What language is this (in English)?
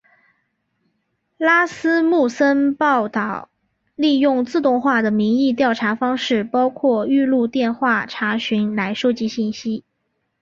Chinese